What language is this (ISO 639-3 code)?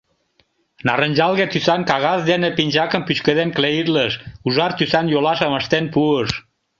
chm